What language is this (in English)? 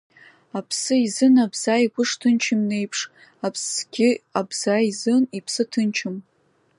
Abkhazian